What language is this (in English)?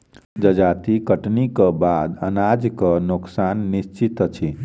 Maithili